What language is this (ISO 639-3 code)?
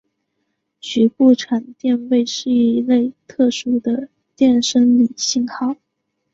zho